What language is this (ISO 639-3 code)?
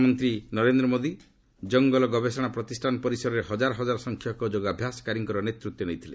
ori